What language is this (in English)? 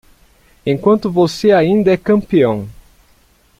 Portuguese